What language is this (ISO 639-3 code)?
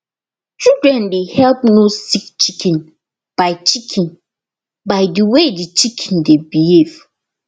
pcm